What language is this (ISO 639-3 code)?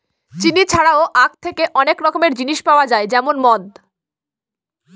ben